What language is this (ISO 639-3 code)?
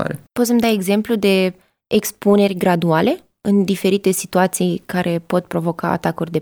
ron